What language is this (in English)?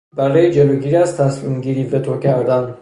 Persian